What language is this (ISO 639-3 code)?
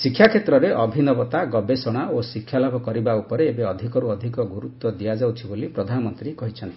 ori